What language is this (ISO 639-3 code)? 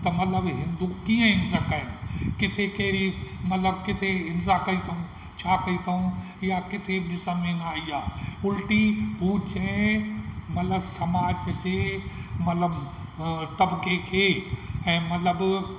snd